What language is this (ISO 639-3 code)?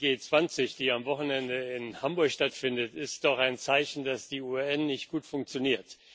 deu